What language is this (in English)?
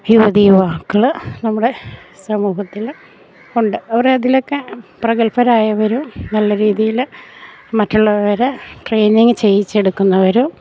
Malayalam